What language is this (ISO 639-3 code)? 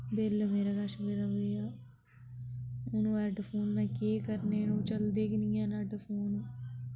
doi